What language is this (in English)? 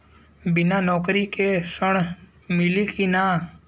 Bhojpuri